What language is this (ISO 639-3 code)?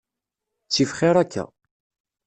kab